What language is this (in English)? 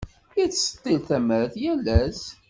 Kabyle